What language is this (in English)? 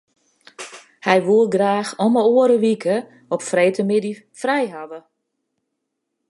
Western Frisian